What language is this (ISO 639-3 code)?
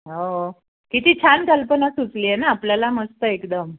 mar